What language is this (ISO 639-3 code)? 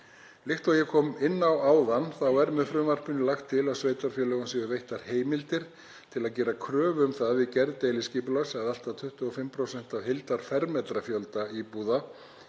isl